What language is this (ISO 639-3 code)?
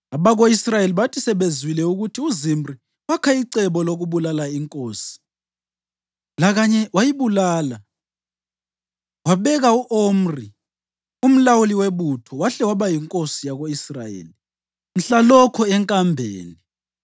nde